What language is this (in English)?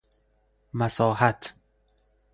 Persian